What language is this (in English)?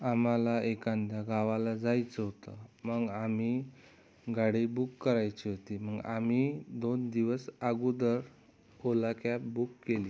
Marathi